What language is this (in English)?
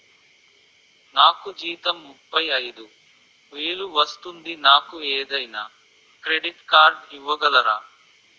Telugu